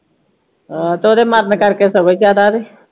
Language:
Punjabi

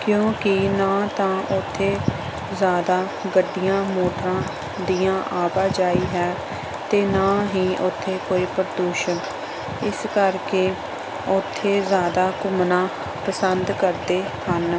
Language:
Punjabi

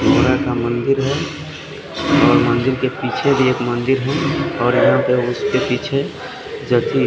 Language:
Hindi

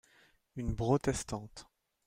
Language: French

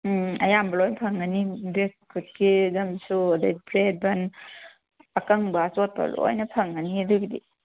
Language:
Manipuri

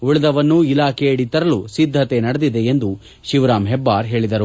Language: Kannada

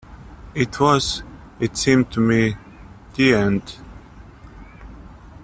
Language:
English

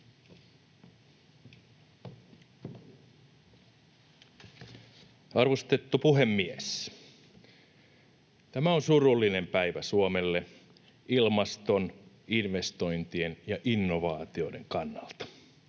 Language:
Finnish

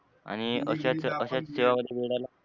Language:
Marathi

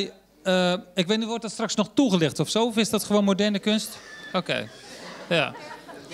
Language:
Dutch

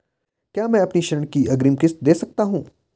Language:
Hindi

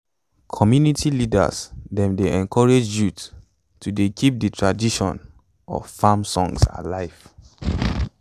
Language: Nigerian Pidgin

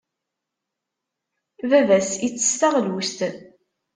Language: Kabyle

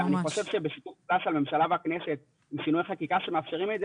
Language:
Hebrew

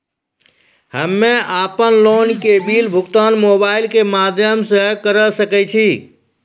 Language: Maithili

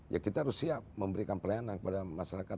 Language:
Indonesian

